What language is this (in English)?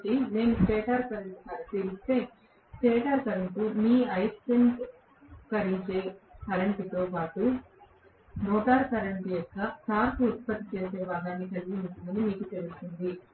Telugu